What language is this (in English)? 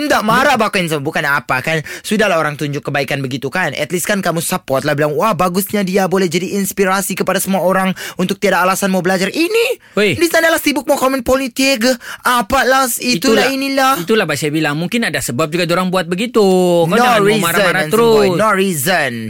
Malay